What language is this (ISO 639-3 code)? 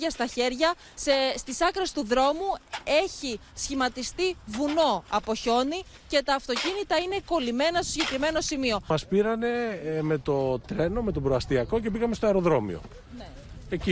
ell